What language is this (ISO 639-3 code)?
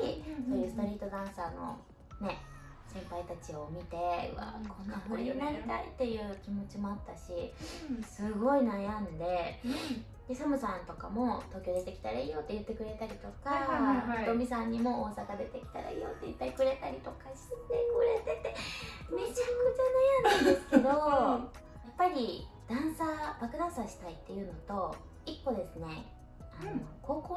jpn